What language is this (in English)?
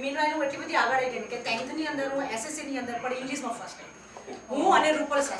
Portuguese